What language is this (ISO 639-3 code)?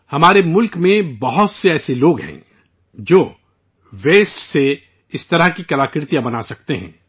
urd